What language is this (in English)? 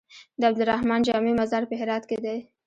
Pashto